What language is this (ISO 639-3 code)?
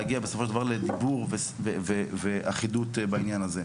heb